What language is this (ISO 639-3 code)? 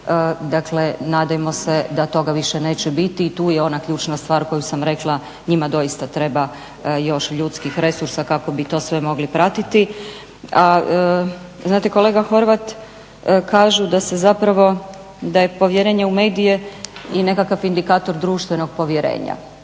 hrv